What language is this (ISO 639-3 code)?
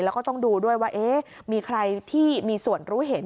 tha